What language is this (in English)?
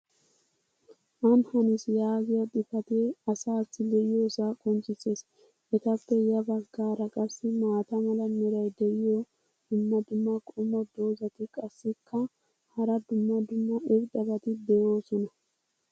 Wolaytta